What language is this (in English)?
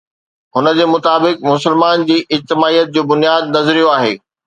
Sindhi